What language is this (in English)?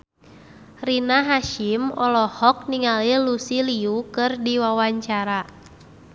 Sundanese